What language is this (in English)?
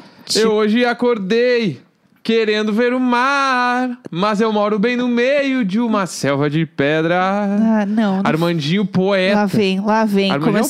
Portuguese